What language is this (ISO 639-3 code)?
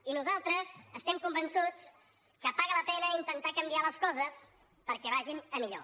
cat